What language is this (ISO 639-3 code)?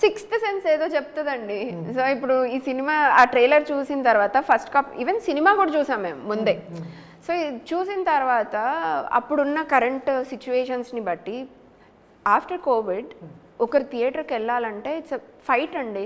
tel